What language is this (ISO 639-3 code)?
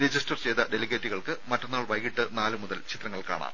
mal